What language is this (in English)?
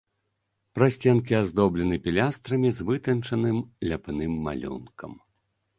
Belarusian